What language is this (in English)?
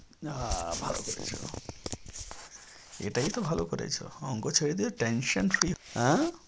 Bangla